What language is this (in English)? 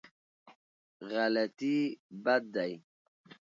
Pashto